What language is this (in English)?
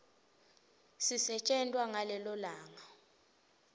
Swati